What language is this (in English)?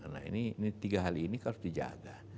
Indonesian